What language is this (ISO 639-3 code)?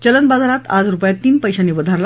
mar